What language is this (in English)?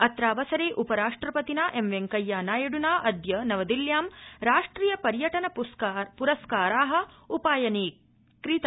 Sanskrit